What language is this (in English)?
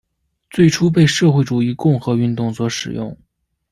Chinese